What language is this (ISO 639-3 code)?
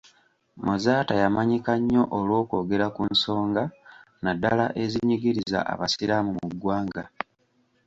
lug